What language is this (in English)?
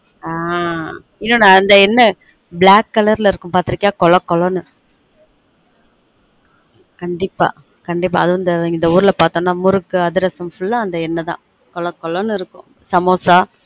Tamil